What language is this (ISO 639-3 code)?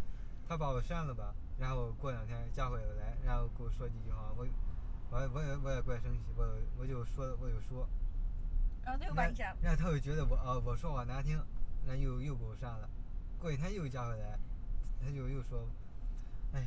zho